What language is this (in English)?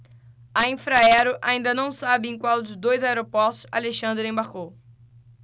Portuguese